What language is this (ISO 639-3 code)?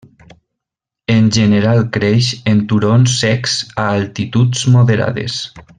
cat